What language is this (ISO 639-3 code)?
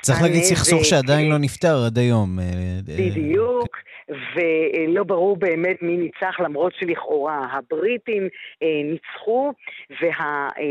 heb